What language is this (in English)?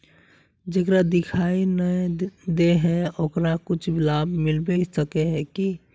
Magahi